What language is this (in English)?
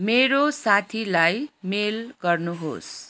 Nepali